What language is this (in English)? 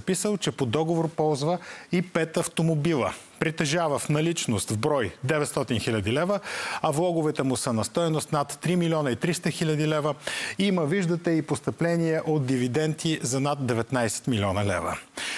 Bulgarian